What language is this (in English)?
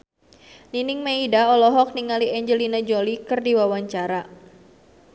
Sundanese